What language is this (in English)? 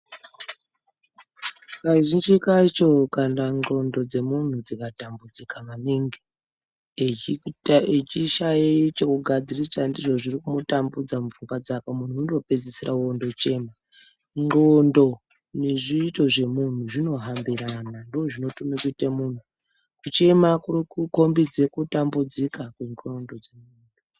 Ndau